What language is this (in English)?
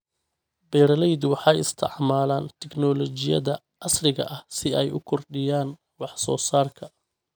Somali